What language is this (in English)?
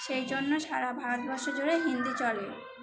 Bangla